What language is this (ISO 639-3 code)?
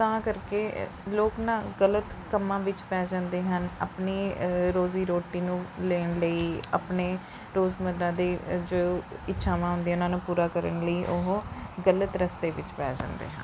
pan